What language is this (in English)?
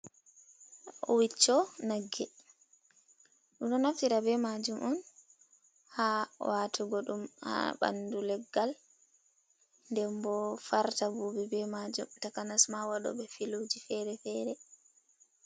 Fula